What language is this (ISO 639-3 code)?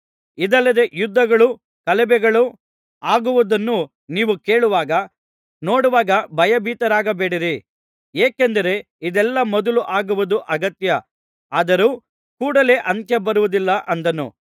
kan